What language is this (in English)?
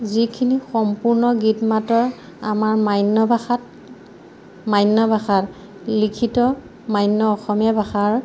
Assamese